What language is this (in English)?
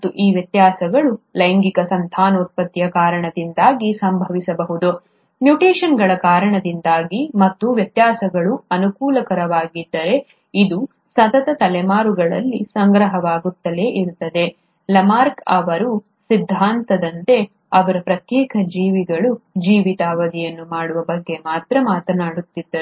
Kannada